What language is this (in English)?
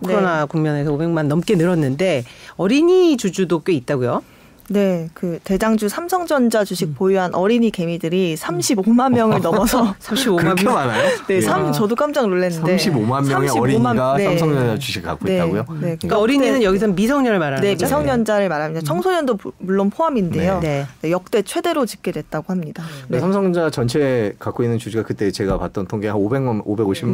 Korean